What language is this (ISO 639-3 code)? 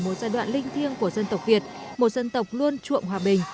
vie